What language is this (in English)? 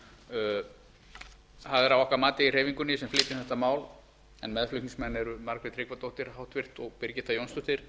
Icelandic